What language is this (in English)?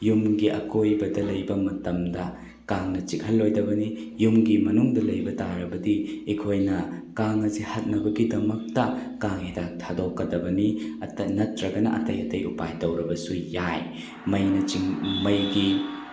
Manipuri